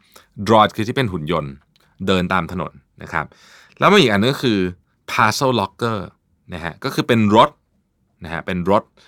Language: Thai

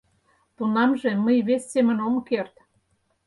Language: Mari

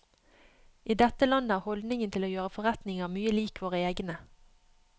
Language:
Norwegian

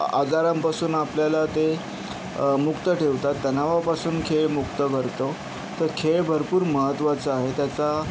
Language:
Marathi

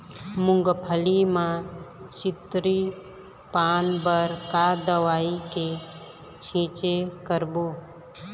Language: Chhattisgarhi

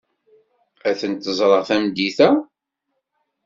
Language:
Kabyle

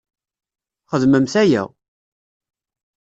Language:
Kabyle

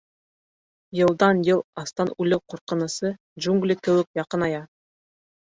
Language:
Bashkir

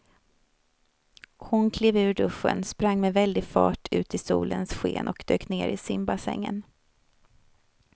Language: Swedish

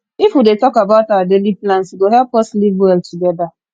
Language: Nigerian Pidgin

